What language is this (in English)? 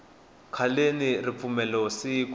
Tsonga